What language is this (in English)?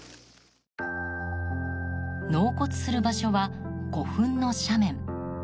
Japanese